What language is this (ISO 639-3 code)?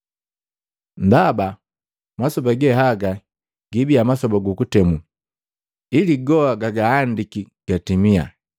mgv